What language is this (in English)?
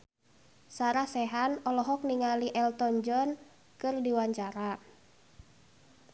Sundanese